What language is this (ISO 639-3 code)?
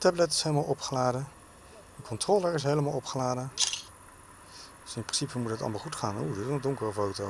nld